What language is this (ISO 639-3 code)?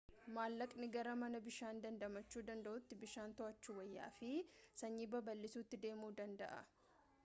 orm